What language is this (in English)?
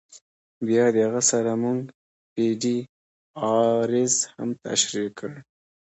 Pashto